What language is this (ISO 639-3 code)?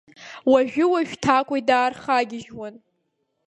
abk